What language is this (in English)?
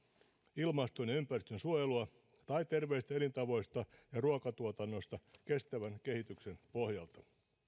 Finnish